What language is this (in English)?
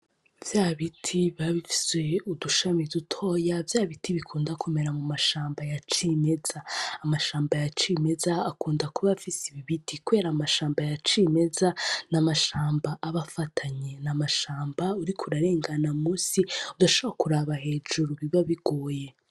Rundi